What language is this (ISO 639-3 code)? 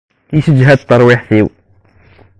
kab